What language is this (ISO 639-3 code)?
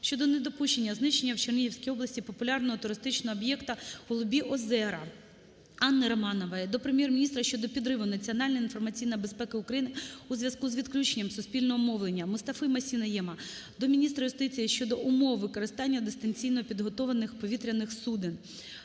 ukr